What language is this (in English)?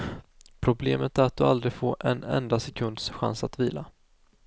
Swedish